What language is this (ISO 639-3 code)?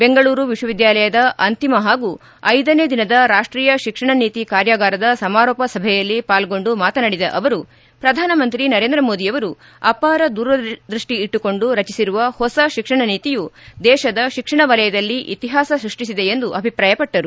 kan